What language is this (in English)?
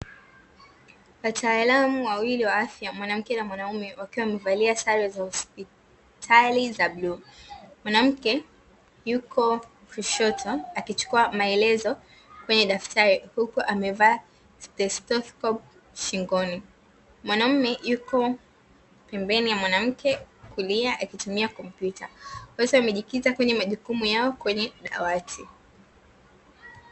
Swahili